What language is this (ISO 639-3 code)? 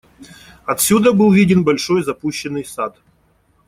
rus